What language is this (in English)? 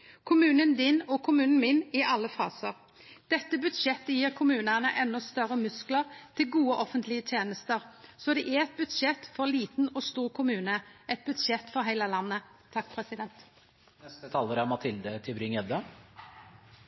Norwegian Nynorsk